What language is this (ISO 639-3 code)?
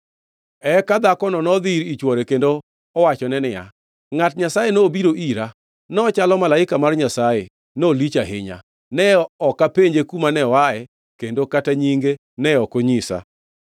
luo